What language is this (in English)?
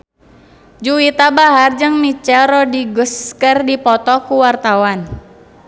Sundanese